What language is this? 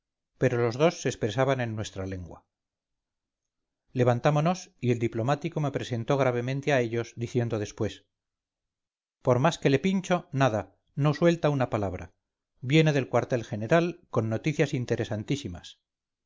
Spanish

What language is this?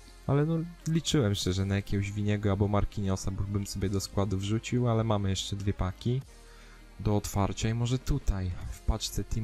Polish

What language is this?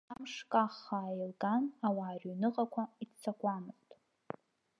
Abkhazian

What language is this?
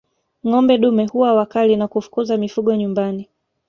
Swahili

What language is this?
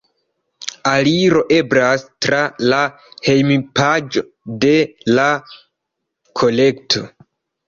Esperanto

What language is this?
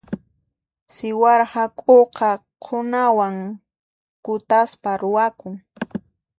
Puno Quechua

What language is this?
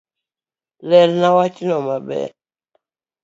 Luo (Kenya and Tanzania)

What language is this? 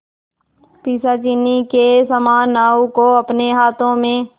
Hindi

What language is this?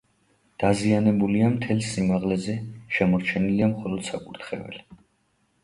Georgian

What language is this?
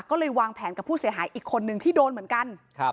Thai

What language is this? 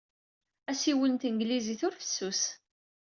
Kabyle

